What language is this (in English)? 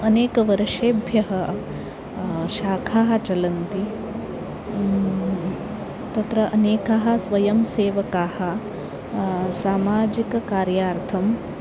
Sanskrit